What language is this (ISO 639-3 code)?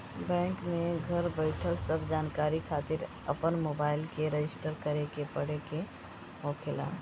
bho